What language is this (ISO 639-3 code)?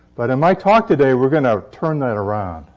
eng